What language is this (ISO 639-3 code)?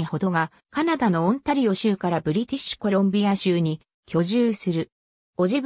jpn